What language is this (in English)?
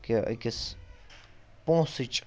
Kashmiri